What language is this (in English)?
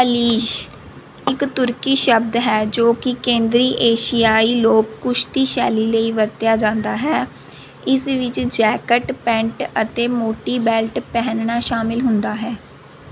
Punjabi